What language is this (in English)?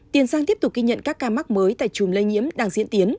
Vietnamese